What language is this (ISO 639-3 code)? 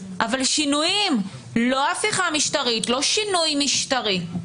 heb